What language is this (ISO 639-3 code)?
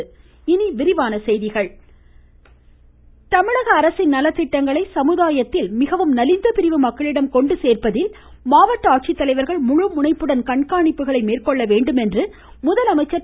tam